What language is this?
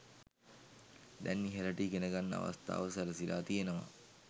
Sinhala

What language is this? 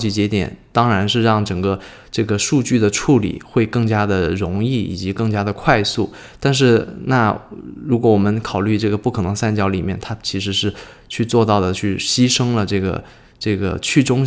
Chinese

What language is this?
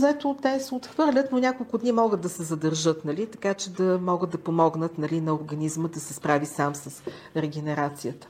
Bulgarian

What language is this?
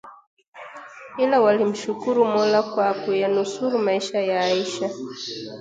Swahili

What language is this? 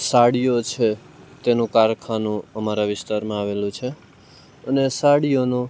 Gujarati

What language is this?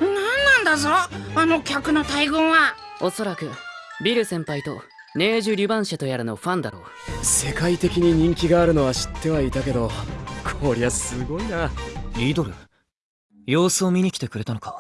Japanese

